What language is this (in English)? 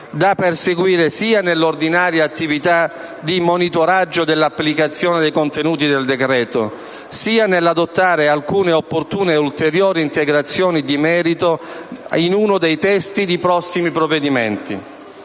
Italian